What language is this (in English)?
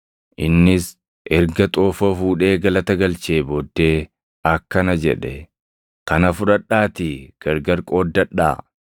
Oromo